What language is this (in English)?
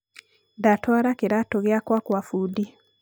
Kikuyu